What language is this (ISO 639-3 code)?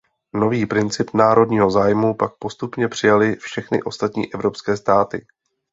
ces